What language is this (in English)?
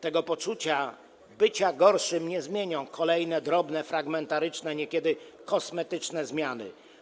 Polish